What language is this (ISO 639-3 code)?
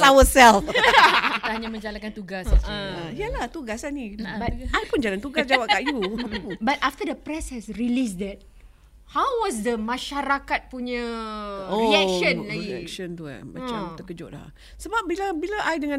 msa